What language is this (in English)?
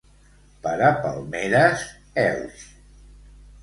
Catalan